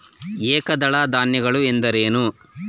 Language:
Kannada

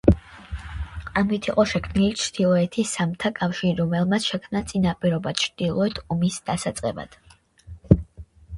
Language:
Georgian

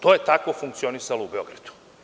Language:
Serbian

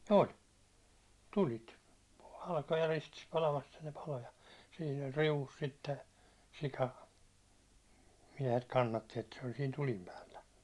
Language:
Finnish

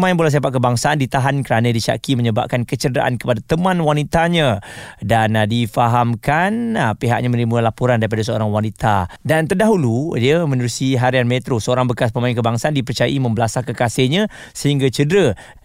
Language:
Malay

